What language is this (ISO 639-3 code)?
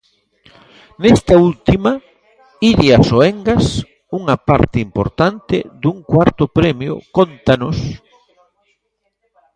glg